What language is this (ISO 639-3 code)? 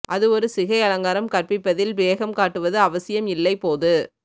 tam